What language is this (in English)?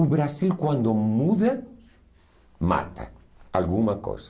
Portuguese